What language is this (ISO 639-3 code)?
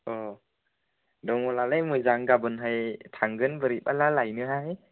brx